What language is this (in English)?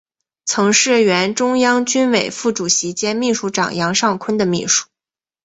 Chinese